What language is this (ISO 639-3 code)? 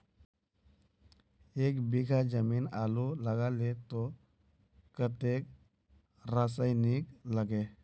mag